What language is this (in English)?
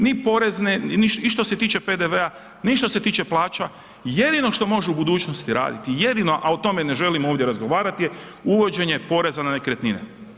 Croatian